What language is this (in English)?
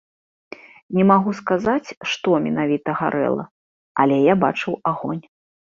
Belarusian